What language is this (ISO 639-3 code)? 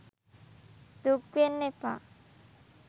sin